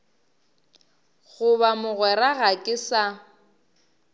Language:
Northern Sotho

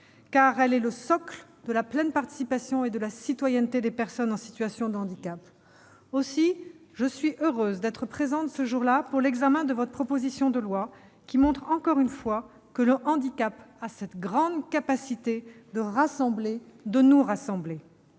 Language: French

